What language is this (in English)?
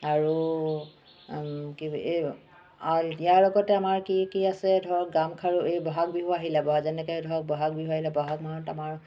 Assamese